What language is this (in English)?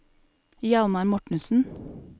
Norwegian